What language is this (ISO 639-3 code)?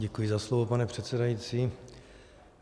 ces